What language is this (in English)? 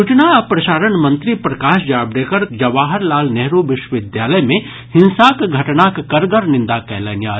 Maithili